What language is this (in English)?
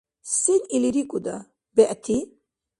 Dargwa